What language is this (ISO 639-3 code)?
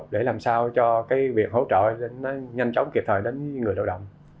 vie